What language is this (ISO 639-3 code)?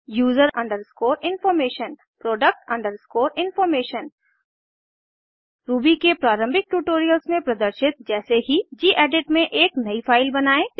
hin